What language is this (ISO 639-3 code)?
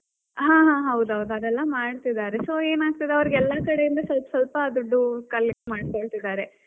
kan